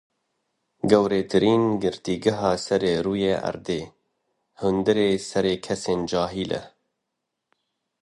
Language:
Kurdish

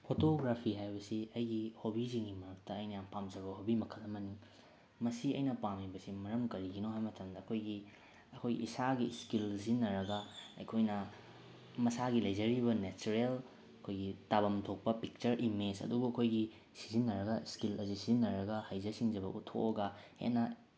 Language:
Manipuri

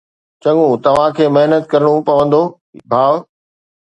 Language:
Sindhi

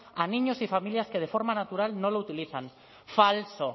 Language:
Spanish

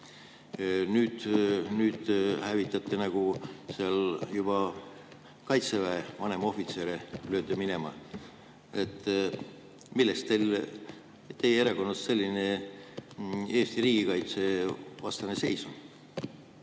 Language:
Estonian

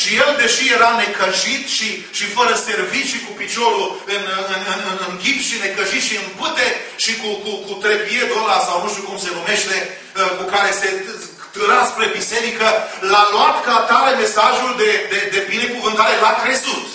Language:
Romanian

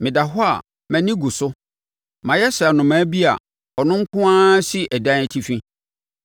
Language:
Akan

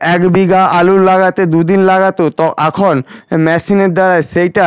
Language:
Bangla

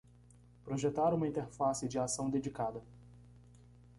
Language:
Portuguese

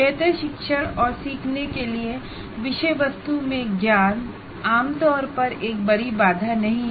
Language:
Hindi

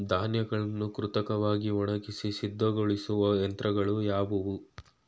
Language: Kannada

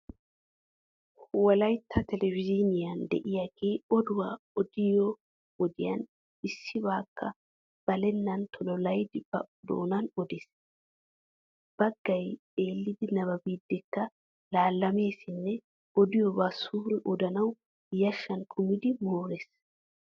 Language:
Wolaytta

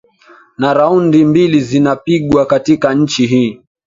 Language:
Swahili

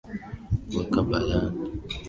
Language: Swahili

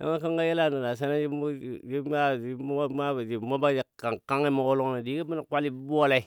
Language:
Dadiya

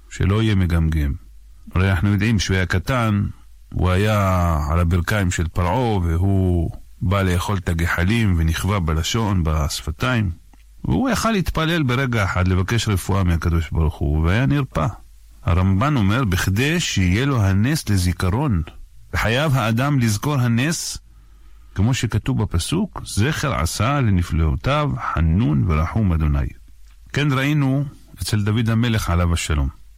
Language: Hebrew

